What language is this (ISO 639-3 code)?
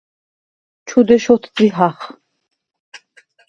sva